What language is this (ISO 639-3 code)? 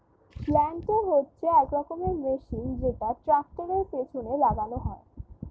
ben